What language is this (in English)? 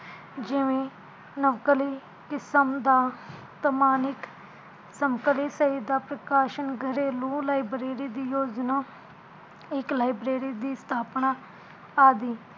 Punjabi